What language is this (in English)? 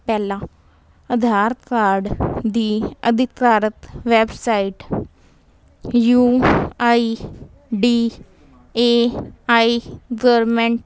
Punjabi